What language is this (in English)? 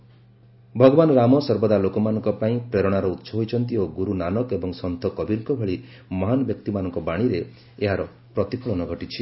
Odia